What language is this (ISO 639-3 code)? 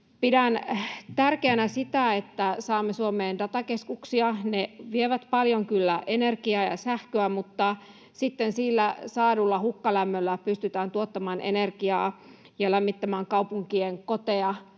fin